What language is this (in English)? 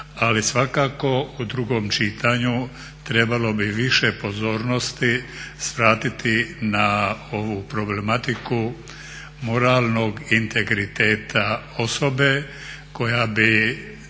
Croatian